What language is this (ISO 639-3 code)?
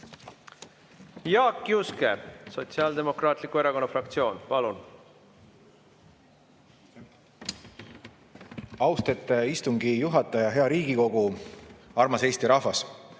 est